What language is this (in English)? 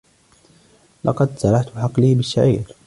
Arabic